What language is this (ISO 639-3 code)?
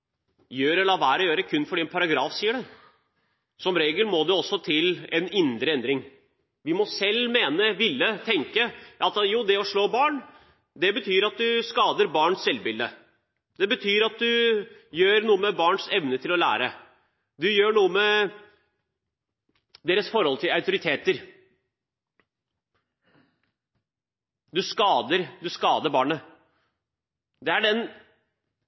nob